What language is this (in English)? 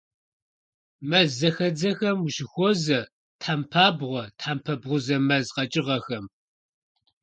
Kabardian